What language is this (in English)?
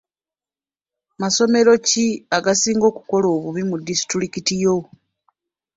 Ganda